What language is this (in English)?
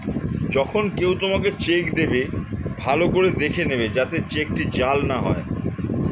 Bangla